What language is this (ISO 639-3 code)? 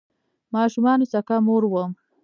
pus